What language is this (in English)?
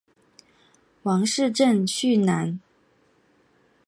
Chinese